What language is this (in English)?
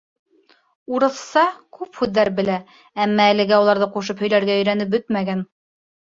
Bashkir